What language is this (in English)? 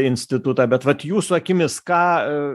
Lithuanian